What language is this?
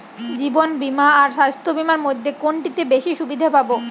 Bangla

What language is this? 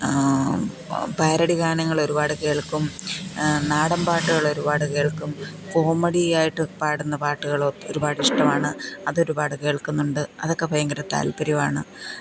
Malayalam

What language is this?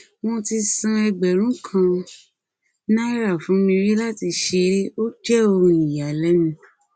Yoruba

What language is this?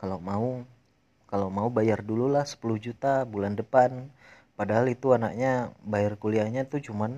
Indonesian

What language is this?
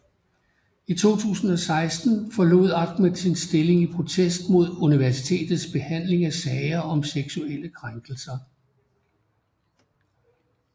Danish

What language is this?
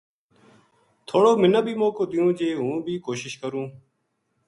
Gujari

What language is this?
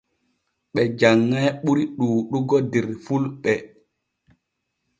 Borgu Fulfulde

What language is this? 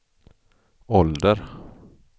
Swedish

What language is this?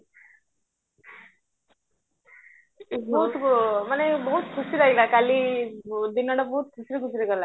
Odia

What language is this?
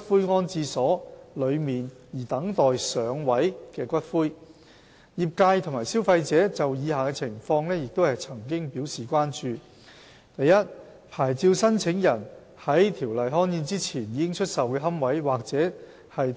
Cantonese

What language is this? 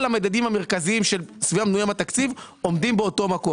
Hebrew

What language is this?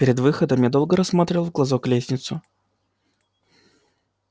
Russian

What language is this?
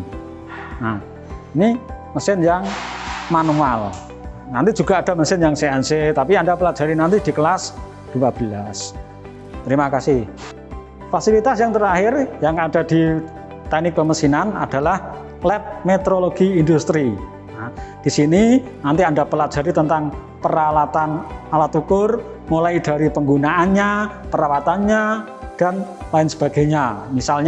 Indonesian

